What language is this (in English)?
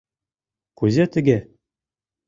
Mari